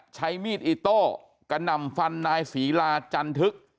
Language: Thai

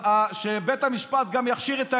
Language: Hebrew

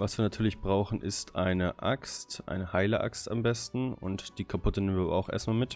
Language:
German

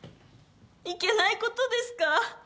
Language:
Japanese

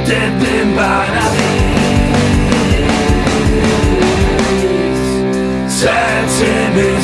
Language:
Romanian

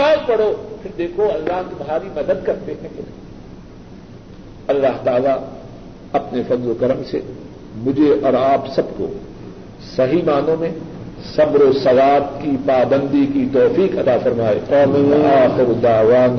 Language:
Urdu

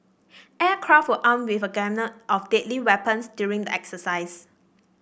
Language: English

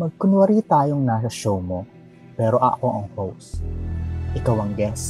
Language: Filipino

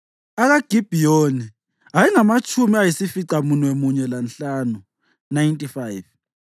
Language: North Ndebele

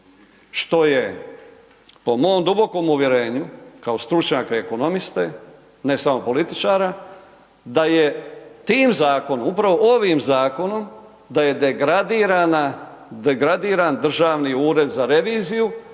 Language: Croatian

